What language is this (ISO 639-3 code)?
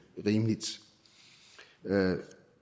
dan